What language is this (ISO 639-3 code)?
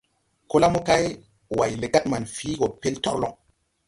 tui